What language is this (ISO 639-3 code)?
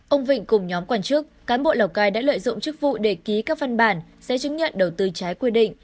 vie